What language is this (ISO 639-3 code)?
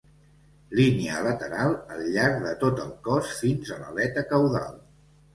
cat